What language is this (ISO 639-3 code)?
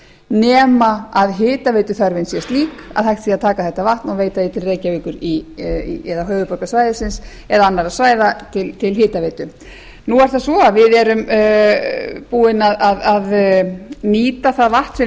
isl